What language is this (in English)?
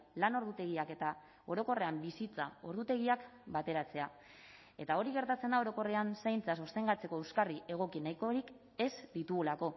Basque